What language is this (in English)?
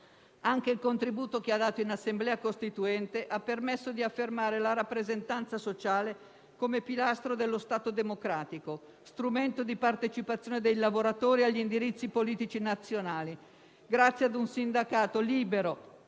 Italian